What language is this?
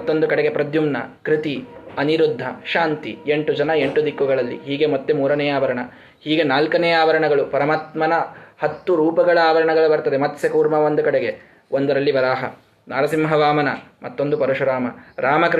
Kannada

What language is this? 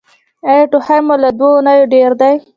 Pashto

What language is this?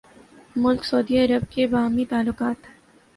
Urdu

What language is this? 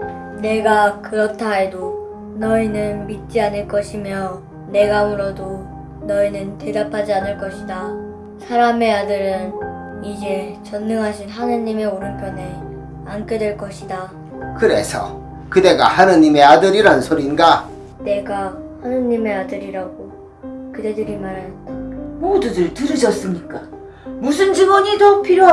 Korean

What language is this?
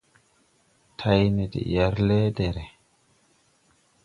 Tupuri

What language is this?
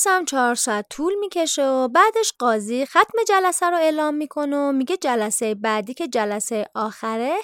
Persian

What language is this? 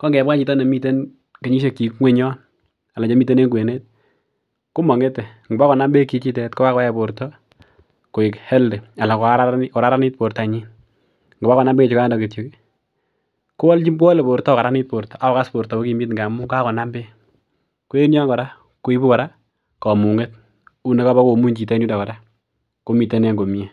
Kalenjin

